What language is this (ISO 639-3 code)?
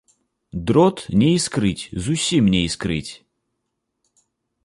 bel